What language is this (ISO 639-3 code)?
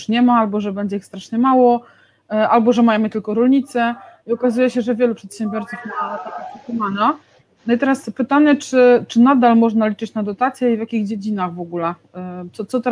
pol